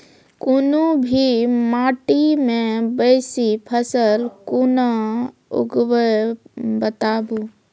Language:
Maithili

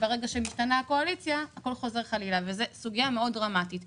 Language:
Hebrew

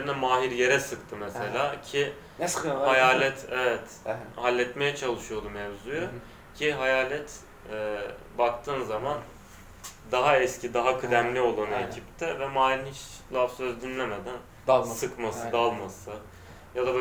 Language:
Turkish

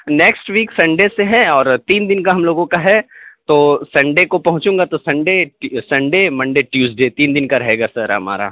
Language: Urdu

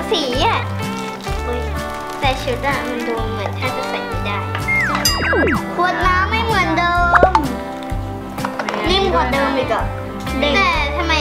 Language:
Thai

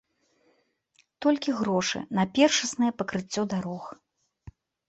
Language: Belarusian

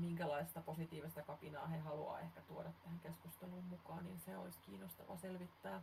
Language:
Finnish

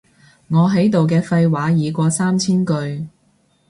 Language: Cantonese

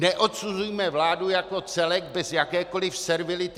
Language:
Czech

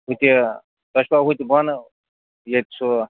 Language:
Kashmiri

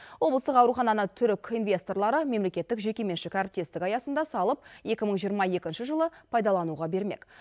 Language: Kazakh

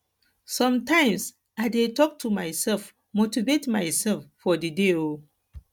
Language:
Nigerian Pidgin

